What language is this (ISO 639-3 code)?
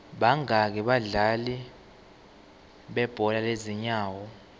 ssw